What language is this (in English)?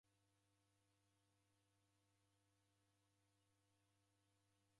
Taita